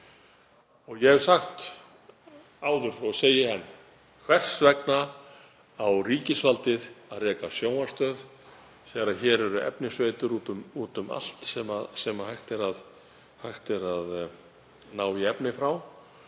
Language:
Icelandic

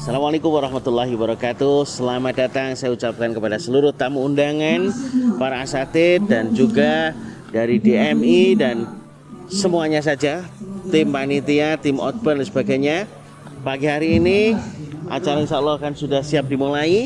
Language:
Indonesian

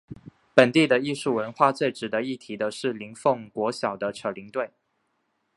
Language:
Chinese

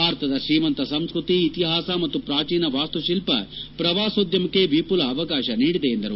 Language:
Kannada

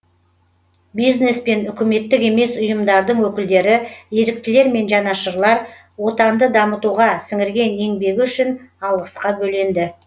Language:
Kazakh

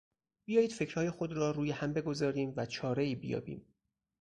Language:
Persian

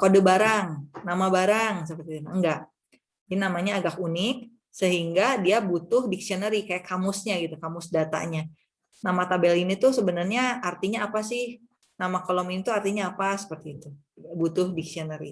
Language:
Indonesian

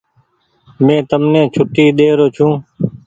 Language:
Goaria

